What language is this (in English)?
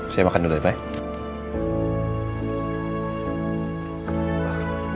Indonesian